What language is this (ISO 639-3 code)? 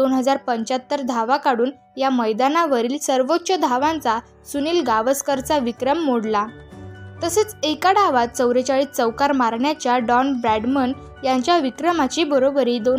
mar